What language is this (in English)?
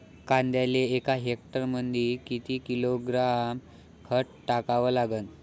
Marathi